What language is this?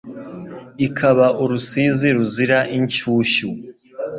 Kinyarwanda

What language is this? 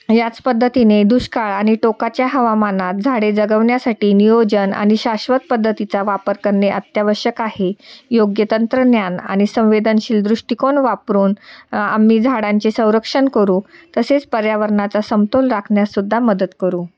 Marathi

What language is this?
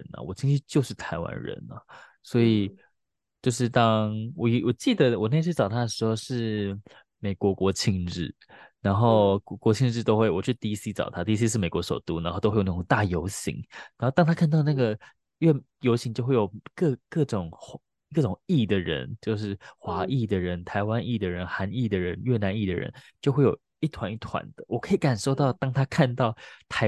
Chinese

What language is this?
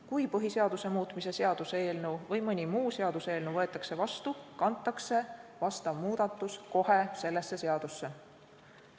Estonian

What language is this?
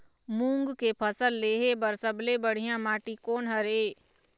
Chhattisgarhi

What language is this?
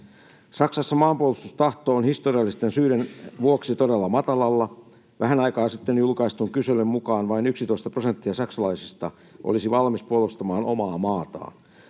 Finnish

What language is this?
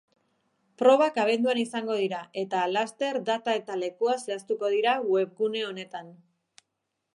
Basque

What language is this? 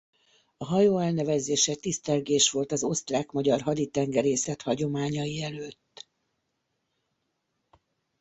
Hungarian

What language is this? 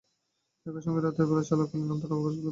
Bangla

